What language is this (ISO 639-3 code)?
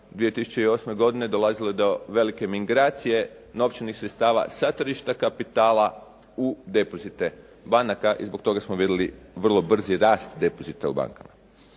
hrv